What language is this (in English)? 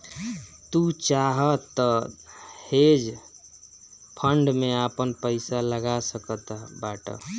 Bhojpuri